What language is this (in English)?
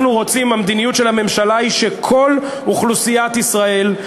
Hebrew